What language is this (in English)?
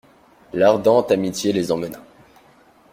French